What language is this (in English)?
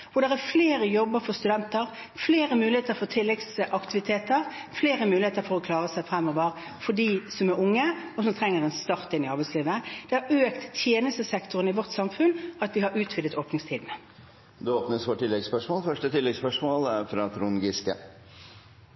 Norwegian